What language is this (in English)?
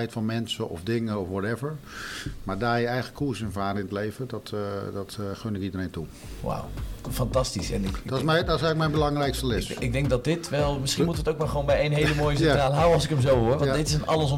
Dutch